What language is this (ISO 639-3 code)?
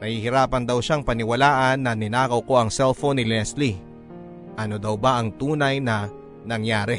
fil